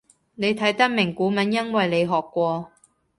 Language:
Cantonese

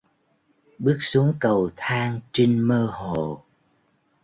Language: Vietnamese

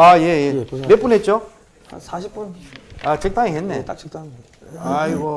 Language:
Korean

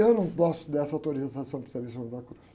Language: Portuguese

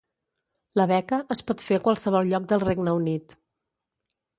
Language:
Catalan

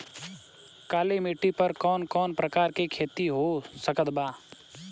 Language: Bhojpuri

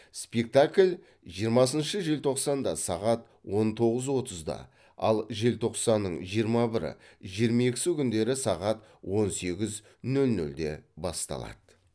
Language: Kazakh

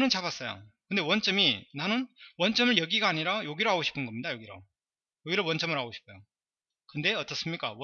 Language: Korean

